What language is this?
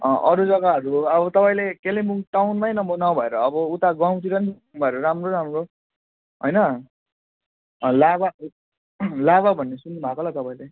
Nepali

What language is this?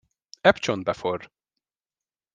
Hungarian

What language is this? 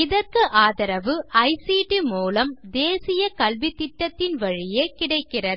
Tamil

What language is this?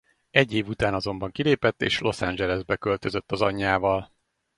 Hungarian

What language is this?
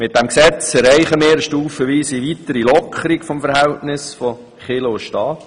Swiss German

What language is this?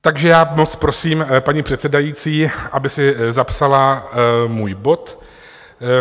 Czech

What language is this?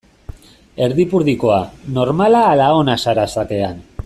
Basque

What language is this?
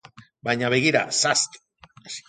Basque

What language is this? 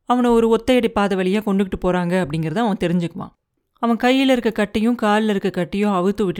Tamil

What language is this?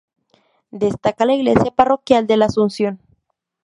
Spanish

